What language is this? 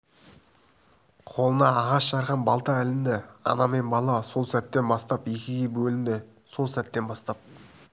Kazakh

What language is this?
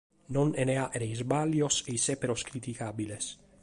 Sardinian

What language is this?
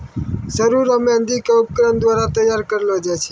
Maithili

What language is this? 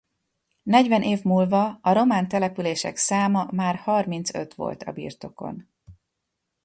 Hungarian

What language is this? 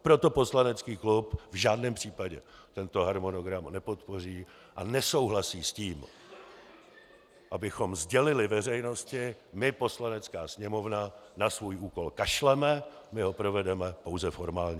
Czech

